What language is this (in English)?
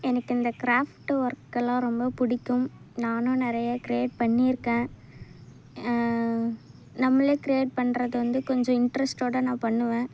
Tamil